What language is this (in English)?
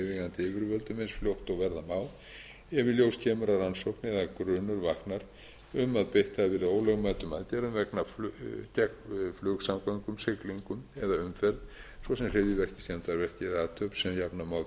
Icelandic